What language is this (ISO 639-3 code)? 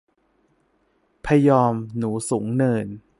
tha